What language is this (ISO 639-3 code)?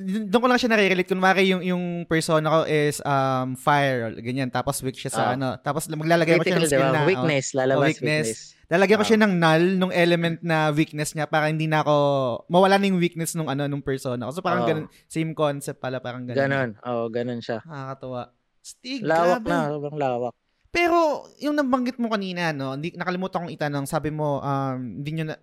fil